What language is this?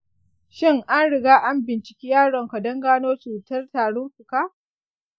Hausa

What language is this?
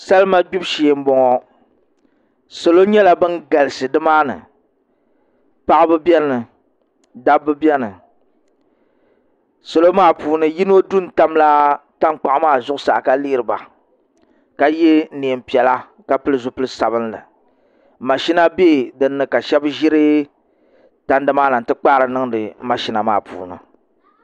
Dagbani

